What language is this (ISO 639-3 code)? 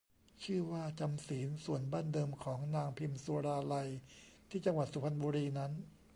tha